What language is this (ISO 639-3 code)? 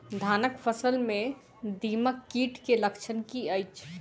mai